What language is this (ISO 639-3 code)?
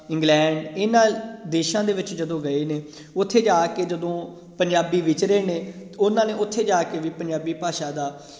pan